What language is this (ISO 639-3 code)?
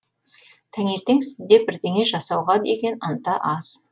kaz